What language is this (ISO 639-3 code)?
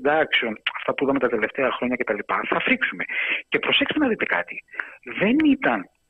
ell